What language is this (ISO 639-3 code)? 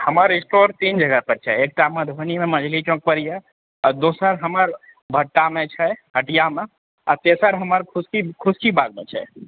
mai